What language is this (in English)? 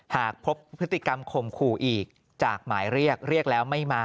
Thai